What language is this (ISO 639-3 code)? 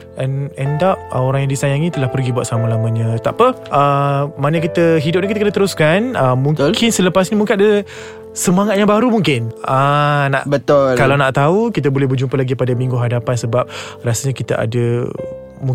msa